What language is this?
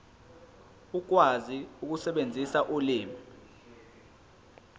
Zulu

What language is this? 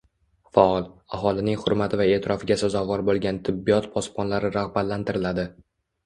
Uzbek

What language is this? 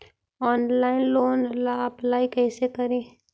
Magahi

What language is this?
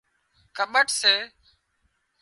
Wadiyara Koli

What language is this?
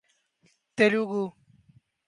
Urdu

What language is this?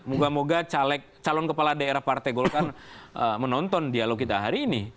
Indonesian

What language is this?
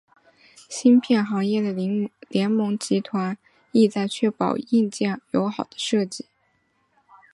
Chinese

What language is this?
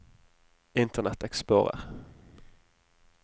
Norwegian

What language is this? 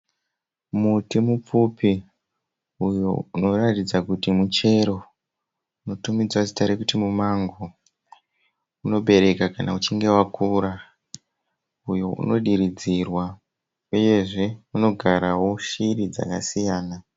Shona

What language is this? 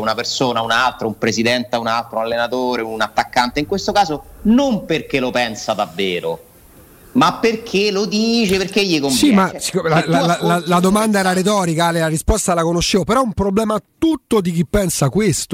Italian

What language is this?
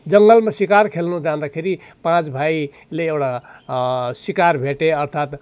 Nepali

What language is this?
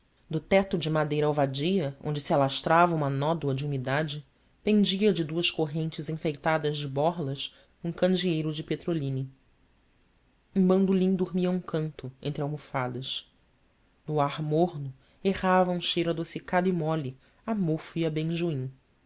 Portuguese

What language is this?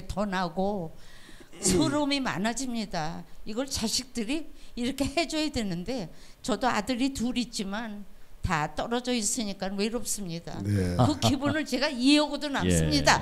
Korean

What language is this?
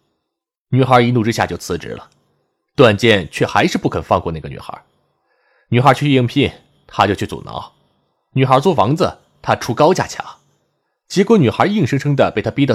Chinese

